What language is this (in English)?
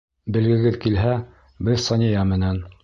Bashkir